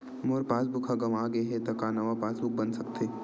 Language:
Chhattisgarhi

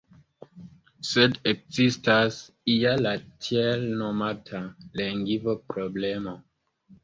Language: Esperanto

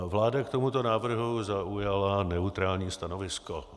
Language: Czech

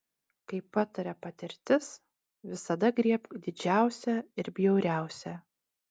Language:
Lithuanian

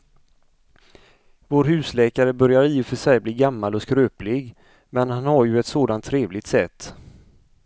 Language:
Swedish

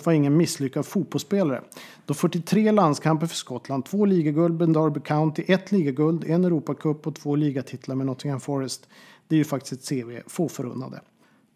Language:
Swedish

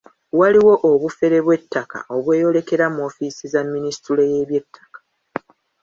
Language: Ganda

